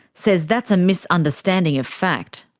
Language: English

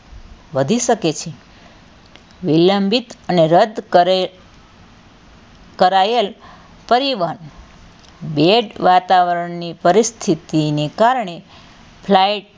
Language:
Gujarati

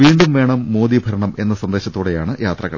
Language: Malayalam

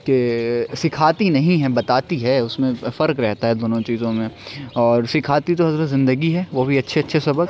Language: Urdu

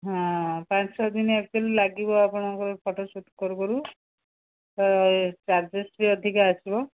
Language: Odia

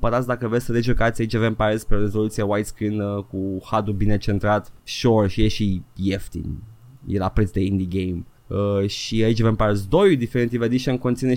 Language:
Romanian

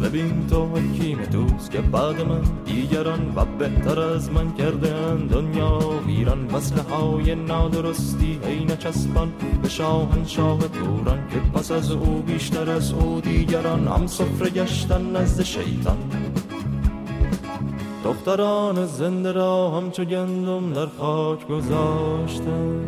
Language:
Persian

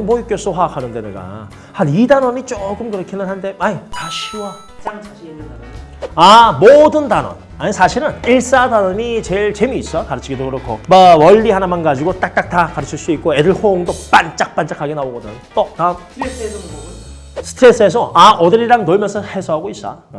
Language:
Korean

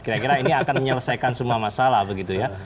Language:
Indonesian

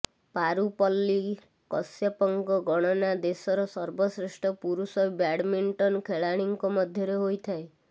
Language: Odia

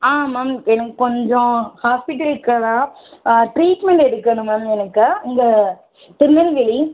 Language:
Tamil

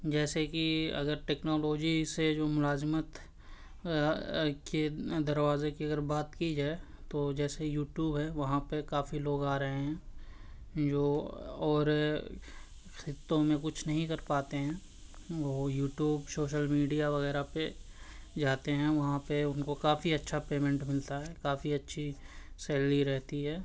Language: Urdu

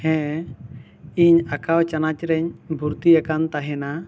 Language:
Santali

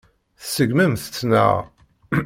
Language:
Kabyle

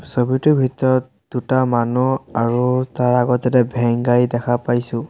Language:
Assamese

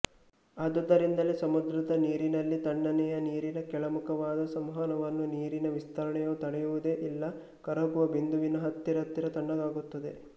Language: Kannada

